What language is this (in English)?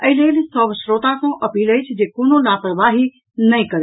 Maithili